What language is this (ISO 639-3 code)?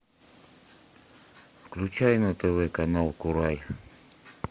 rus